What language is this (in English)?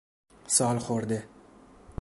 Persian